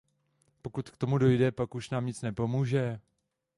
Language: Czech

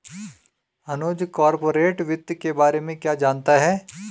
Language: Hindi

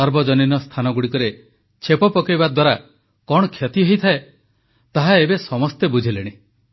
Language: Odia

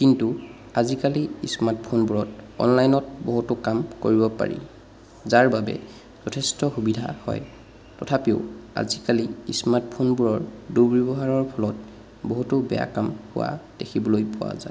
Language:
Assamese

